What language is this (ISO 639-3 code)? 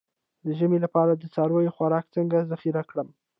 pus